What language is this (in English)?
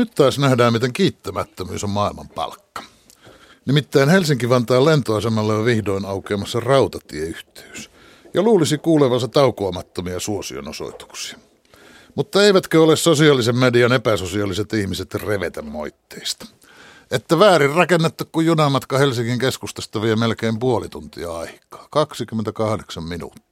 Finnish